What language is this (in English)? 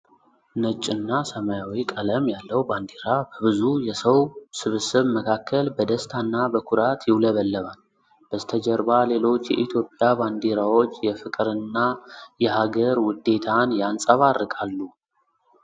Amharic